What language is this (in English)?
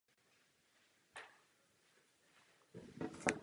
Czech